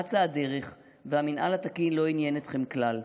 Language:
Hebrew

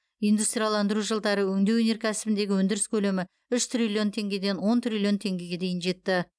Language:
Kazakh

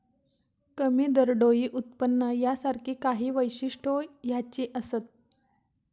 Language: Marathi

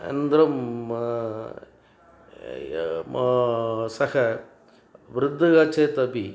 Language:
Sanskrit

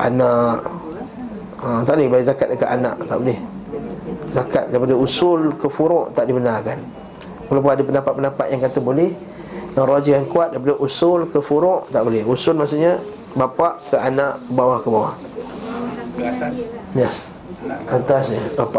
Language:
Malay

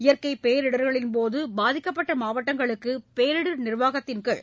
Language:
Tamil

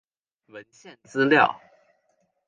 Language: Chinese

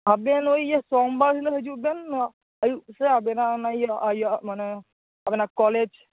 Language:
Santali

